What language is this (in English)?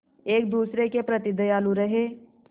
Hindi